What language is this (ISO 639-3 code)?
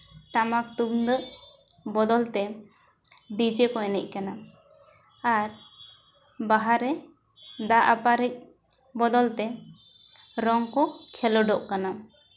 sat